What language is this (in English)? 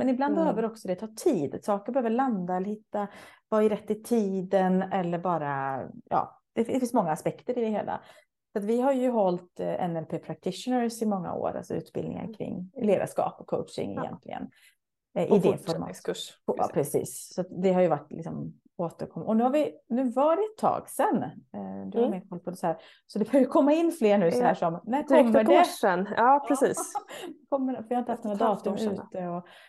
Swedish